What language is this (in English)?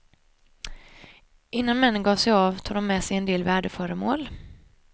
Swedish